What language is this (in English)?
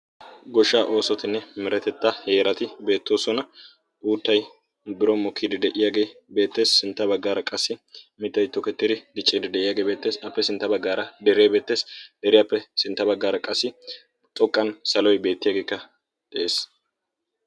Wolaytta